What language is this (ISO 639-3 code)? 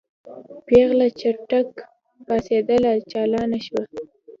pus